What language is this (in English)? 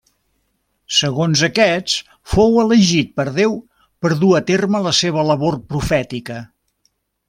Catalan